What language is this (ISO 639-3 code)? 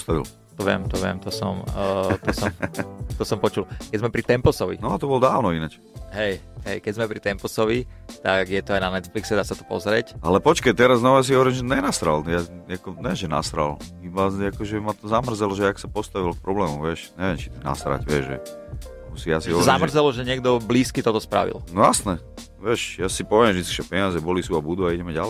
slk